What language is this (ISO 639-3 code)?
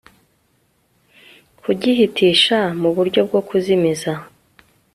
kin